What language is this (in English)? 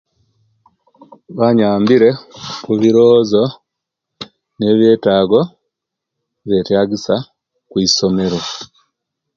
Kenyi